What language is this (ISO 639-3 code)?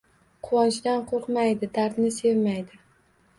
uzb